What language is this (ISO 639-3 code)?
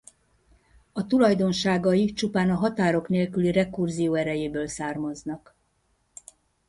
hun